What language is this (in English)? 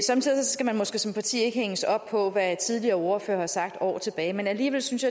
Danish